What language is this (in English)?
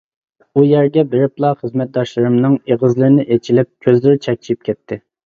Uyghur